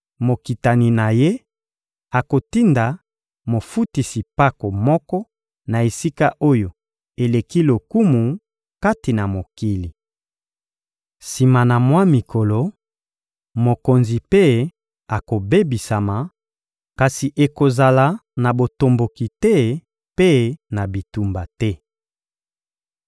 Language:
Lingala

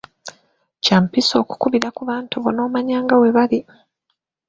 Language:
Ganda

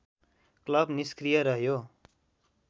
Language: Nepali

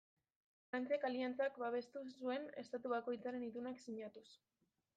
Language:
Basque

